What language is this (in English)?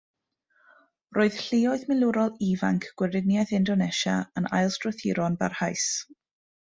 Welsh